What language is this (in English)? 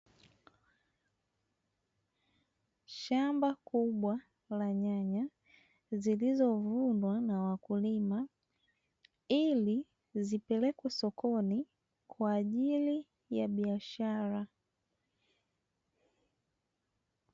Swahili